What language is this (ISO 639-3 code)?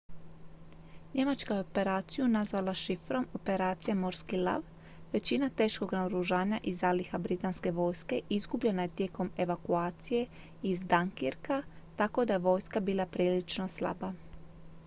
hrv